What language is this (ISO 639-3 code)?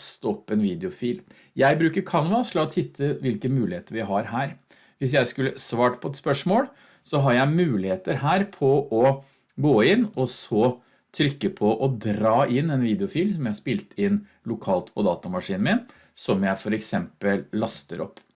nor